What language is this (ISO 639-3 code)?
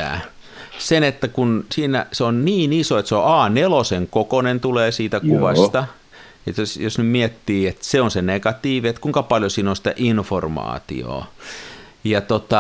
fin